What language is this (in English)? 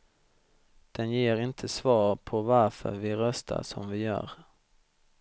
Swedish